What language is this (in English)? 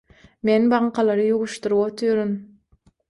Turkmen